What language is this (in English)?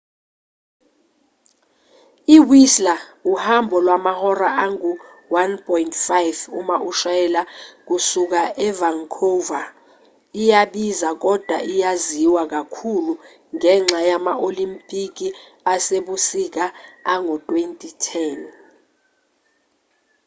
Zulu